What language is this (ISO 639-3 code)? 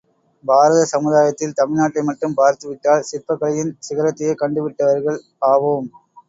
tam